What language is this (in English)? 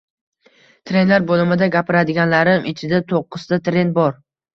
Uzbek